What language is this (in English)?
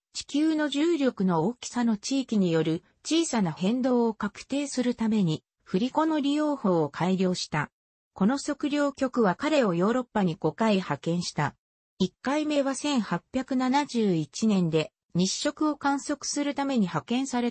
Japanese